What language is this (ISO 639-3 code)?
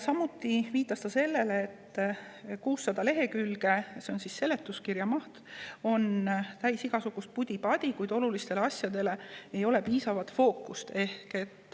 est